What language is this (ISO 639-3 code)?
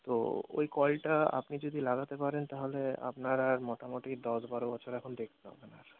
ben